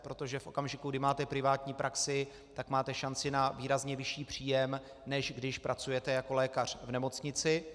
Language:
Czech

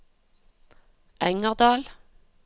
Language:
Norwegian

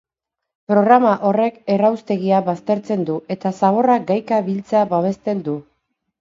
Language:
Basque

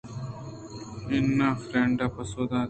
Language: Eastern Balochi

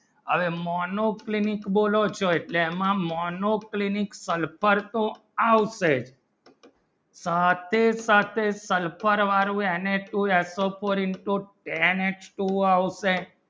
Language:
Gujarati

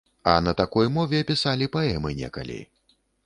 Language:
Belarusian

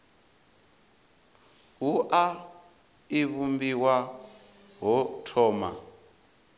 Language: Venda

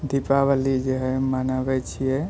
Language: Maithili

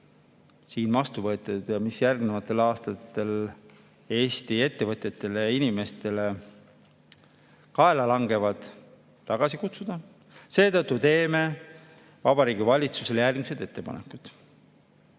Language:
Estonian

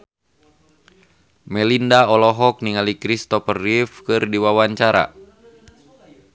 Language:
Sundanese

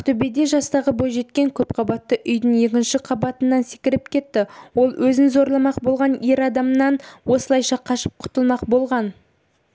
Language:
Kazakh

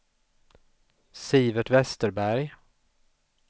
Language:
Swedish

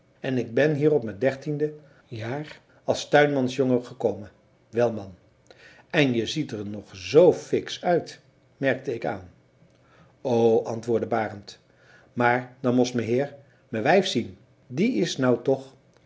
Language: Dutch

